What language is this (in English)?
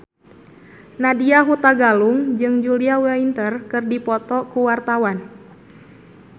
Sundanese